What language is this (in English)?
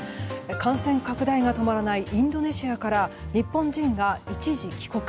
Japanese